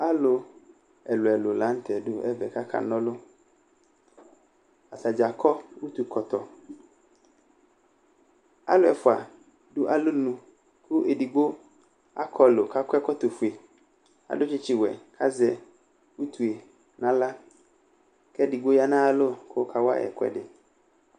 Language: Ikposo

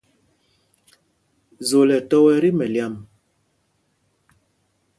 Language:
Mpumpong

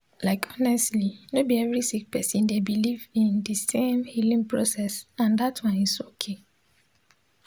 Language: Nigerian Pidgin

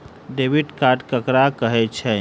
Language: Maithili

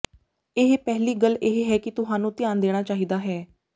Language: Punjabi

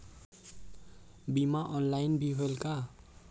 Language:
Chhattisgarhi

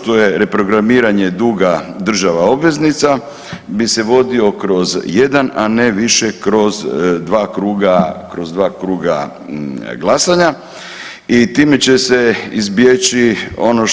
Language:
Croatian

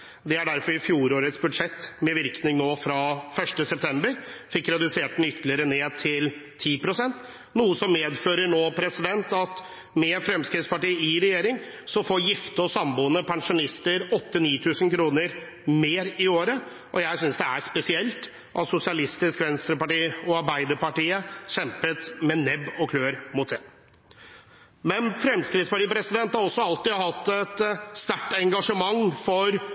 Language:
Norwegian Bokmål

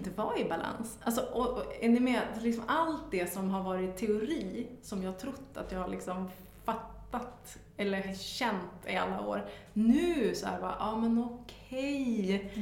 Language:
Swedish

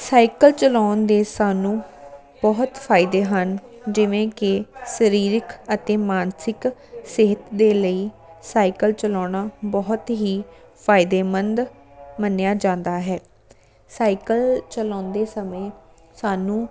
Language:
Punjabi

